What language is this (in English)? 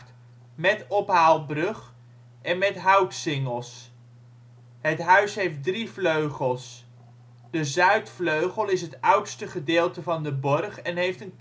Dutch